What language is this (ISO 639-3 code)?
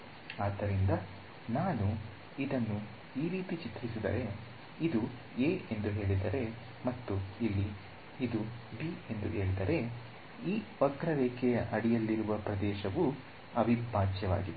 kan